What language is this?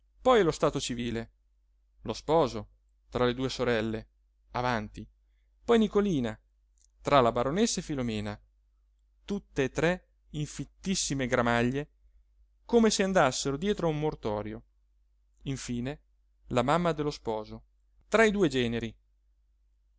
Italian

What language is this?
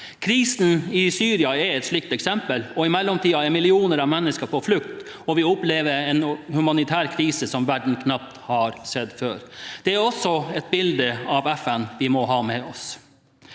Norwegian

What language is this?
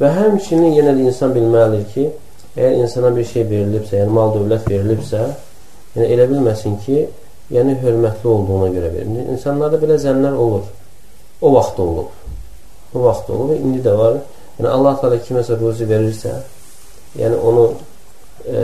Turkish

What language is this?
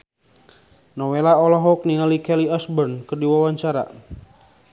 Sundanese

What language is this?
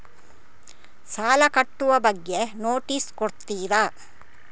Kannada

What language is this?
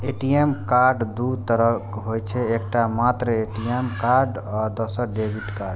Maithili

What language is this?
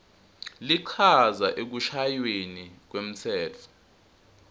Swati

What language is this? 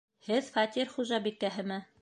Bashkir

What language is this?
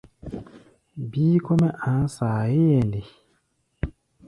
Gbaya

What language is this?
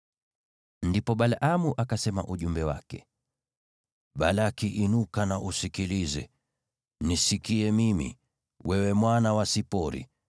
Swahili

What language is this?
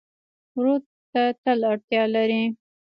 Pashto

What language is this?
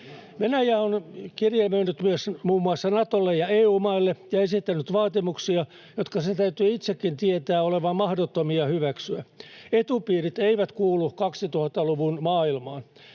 Finnish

